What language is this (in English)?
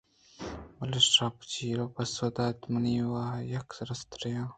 Eastern Balochi